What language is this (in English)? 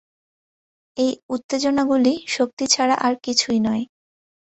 Bangla